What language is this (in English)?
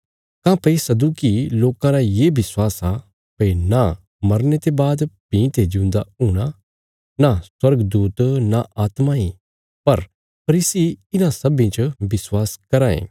Bilaspuri